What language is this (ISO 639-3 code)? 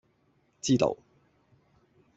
yue